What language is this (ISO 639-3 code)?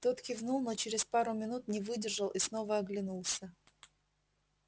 rus